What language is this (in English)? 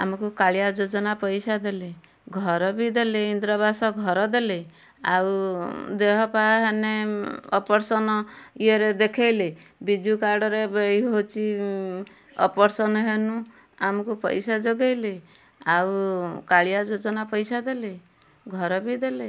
Odia